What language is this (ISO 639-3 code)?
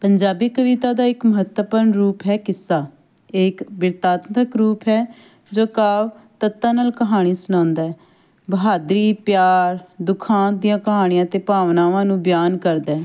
pan